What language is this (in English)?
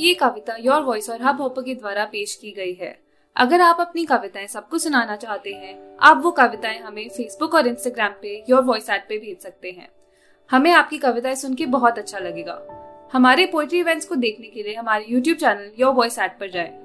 Hindi